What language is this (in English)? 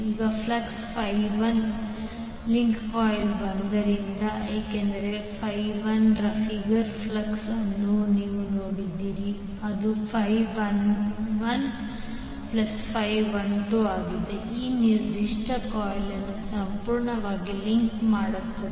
Kannada